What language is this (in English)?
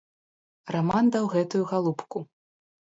Belarusian